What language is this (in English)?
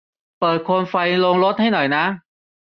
Thai